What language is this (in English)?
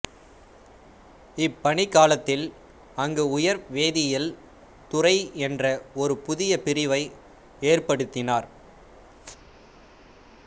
Tamil